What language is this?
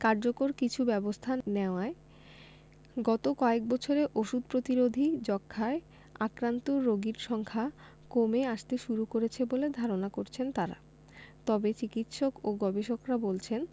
Bangla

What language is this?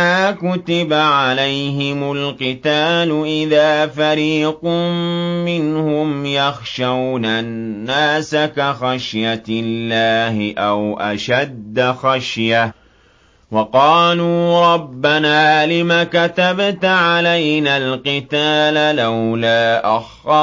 Arabic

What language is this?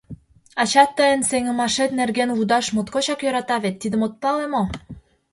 Mari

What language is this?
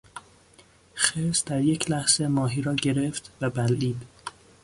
Persian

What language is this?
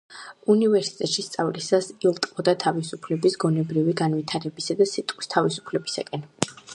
Georgian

